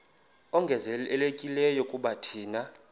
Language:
Xhosa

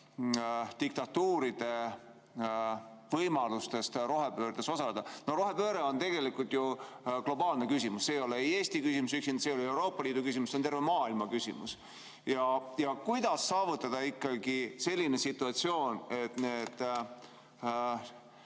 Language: Estonian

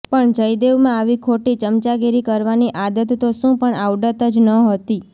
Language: Gujarati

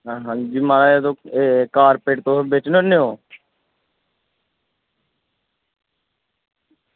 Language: Dogri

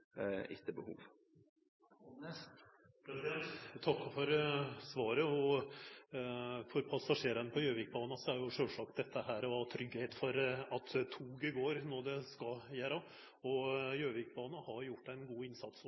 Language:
Norwegian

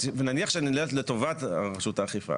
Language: Hebrew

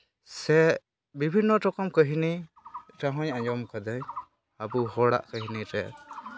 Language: Santali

